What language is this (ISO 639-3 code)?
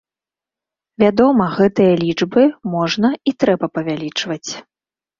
bel